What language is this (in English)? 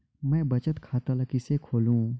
Chhattisgarhi